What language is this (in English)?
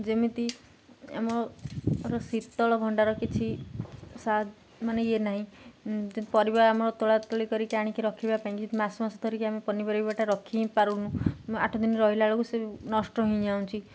Odia